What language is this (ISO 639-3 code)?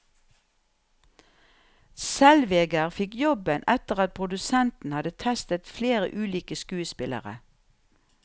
nor